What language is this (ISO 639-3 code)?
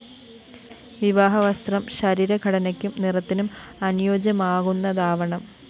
mal